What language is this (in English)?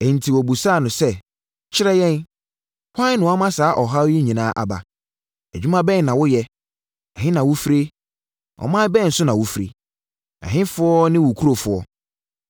Akan